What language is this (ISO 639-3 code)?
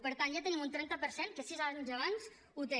cat